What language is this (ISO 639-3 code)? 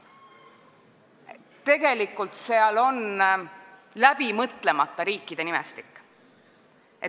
est